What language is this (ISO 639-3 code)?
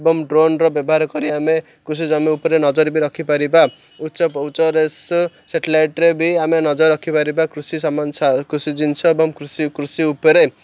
ori